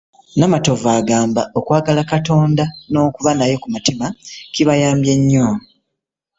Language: Ganda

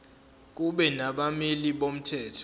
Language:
Zulu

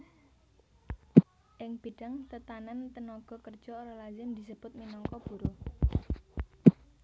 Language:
Javanese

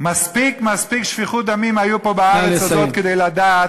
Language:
Hebrew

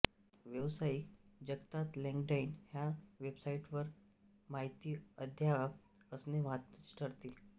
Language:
Marathi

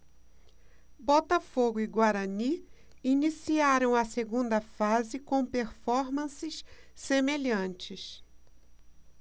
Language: Portuguese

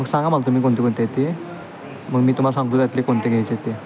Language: Marathi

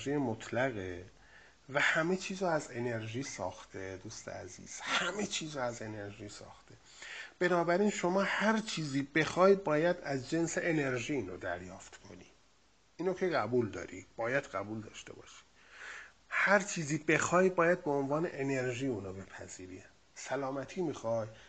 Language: Persian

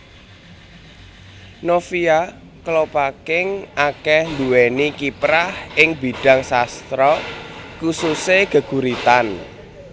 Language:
Javanese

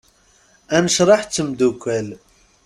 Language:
Kabyle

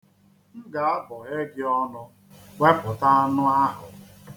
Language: Igbo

